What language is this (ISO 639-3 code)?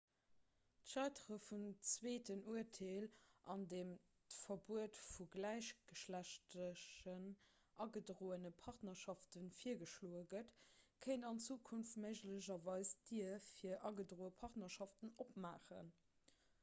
ltz